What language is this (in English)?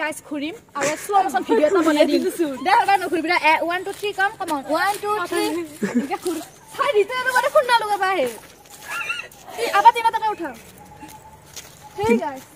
Indonesian